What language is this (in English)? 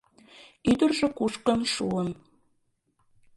Mari